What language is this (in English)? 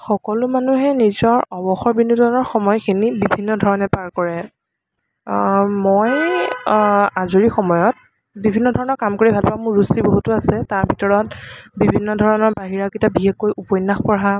Assamese